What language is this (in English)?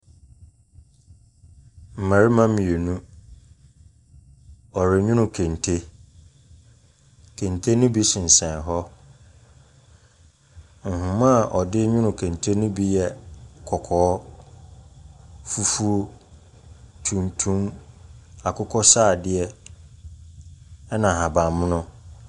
Akan